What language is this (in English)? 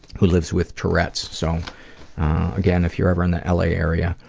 English